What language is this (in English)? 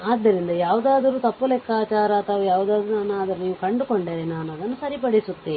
Kannada